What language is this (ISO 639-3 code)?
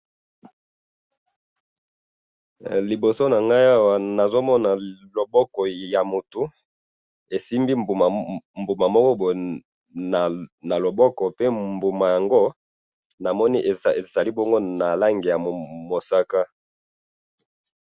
lin